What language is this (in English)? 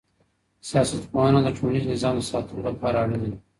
Pashto